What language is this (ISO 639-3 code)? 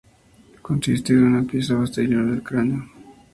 spa